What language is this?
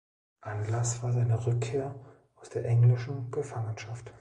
German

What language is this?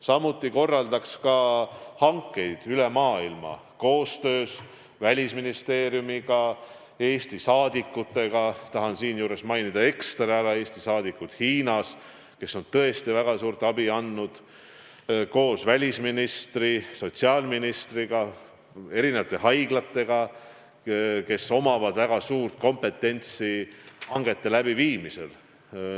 Estonian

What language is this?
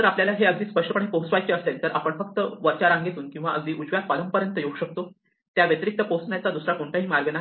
Marathi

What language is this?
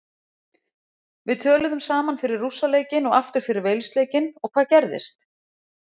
Icelandic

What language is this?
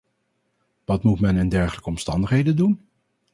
Dutch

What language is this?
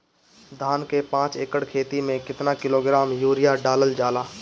Bhojpuri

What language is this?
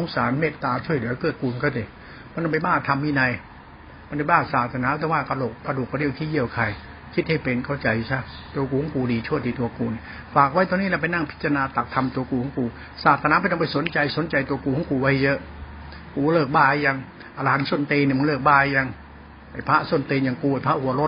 Thai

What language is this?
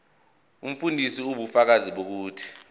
Zulu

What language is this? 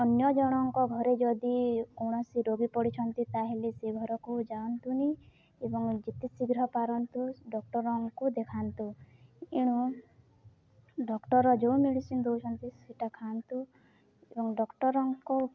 Odia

